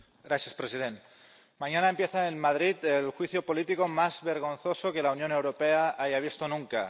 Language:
Spanish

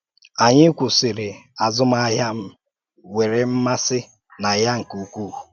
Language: Igbo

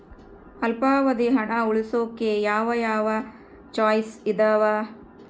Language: Kannada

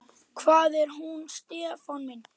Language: Icelandic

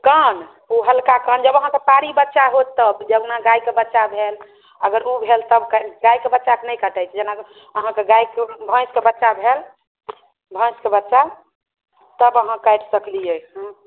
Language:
Maithili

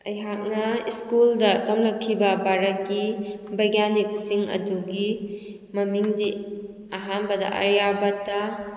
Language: Manipuri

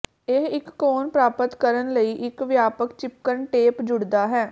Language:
Punjabi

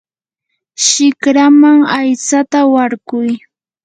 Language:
Yanahuanca Pasco Quechua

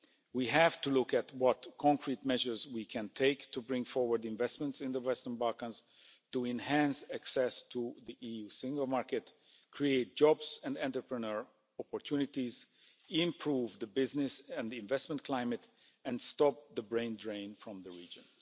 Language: English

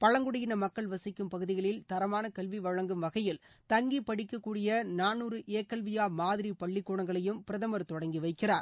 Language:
Tamil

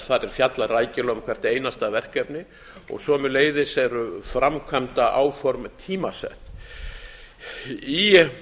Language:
Icelandic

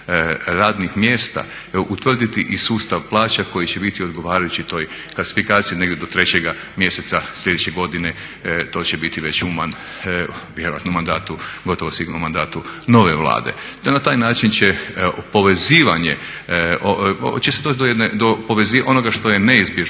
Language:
Croatian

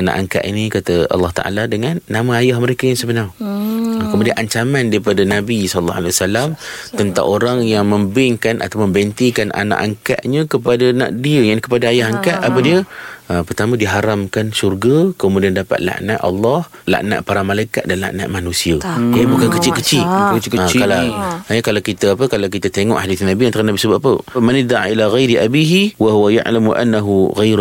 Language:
Malay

